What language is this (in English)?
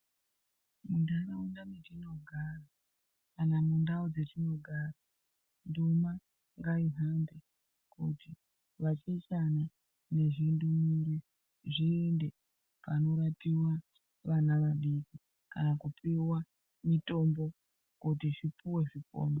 Ndau